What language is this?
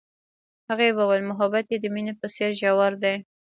Pashto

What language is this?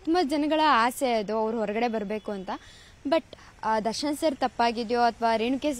Kannada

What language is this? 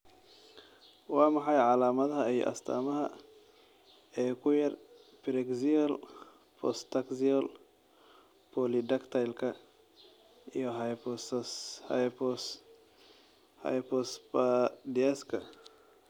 Somali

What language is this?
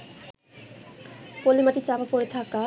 Bangla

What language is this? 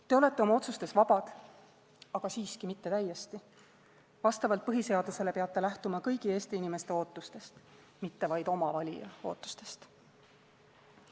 Estonian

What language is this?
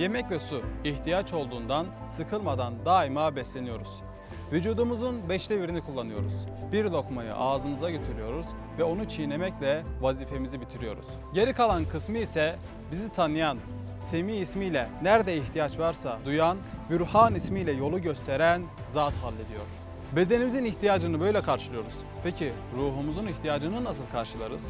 Turkish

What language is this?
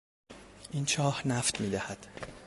Persian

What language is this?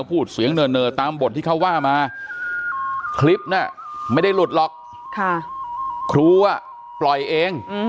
Thai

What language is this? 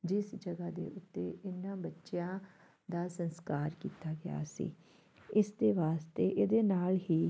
Punjabi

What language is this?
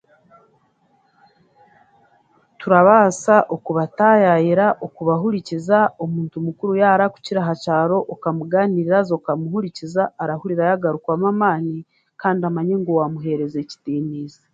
Chiga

